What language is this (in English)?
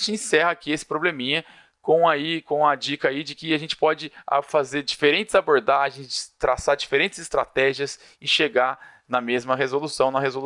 Portuguese